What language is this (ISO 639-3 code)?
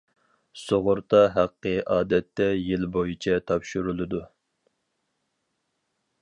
uig